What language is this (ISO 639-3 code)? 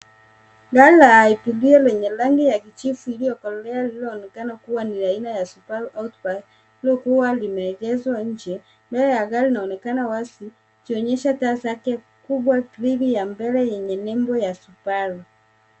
swa